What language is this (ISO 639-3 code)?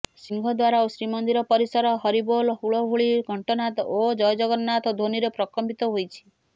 ori